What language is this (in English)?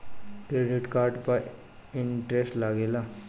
Bhojpuri